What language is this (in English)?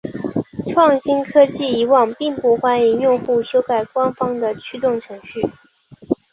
Chinese